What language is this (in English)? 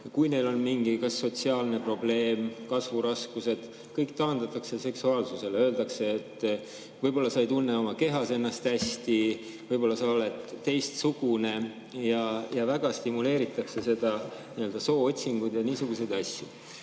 Estonian